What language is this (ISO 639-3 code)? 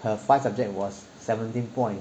eng